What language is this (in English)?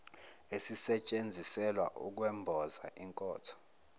Zulu